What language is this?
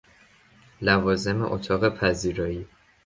Persian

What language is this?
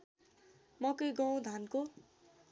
Nepali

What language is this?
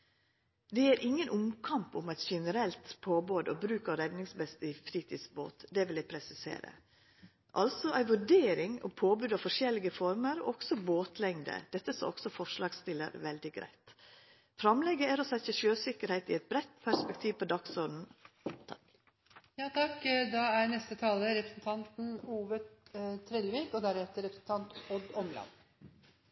Norwegian Nynorsk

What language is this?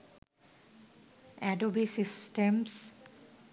Bangla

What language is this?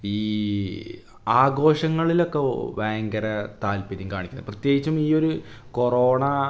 Malayalam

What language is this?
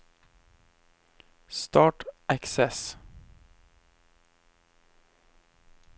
Norwegian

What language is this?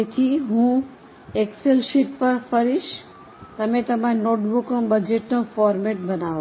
Gujarati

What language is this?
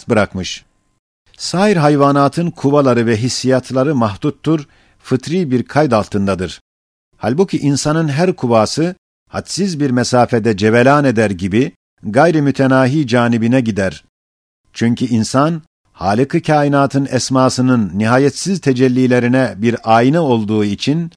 Turkish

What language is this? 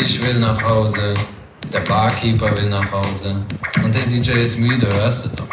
Vietnamese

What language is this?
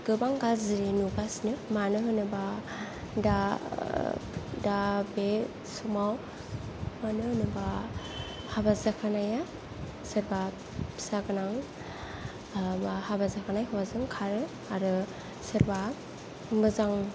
Bodo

